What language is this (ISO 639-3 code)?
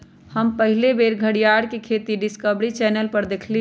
mag